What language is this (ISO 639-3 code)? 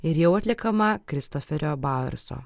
lit